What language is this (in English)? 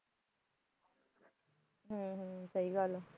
Punjabi